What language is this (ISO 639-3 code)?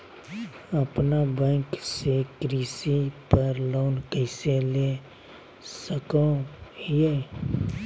mag